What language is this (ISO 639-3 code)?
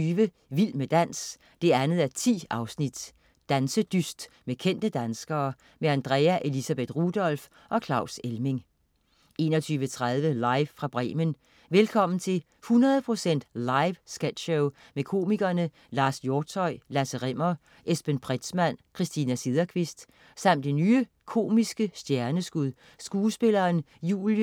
dan